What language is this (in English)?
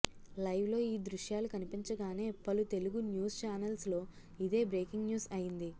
Telugu